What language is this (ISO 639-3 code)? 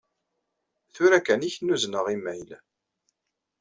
kab